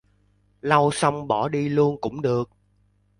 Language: Vietnamese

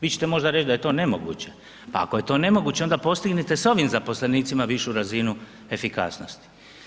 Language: Croatian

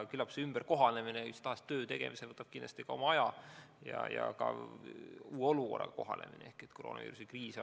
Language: Estonian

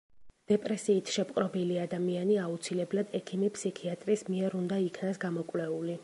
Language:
Georgian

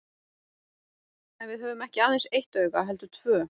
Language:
Icelandic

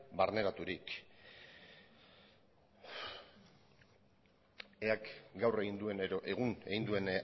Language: Basque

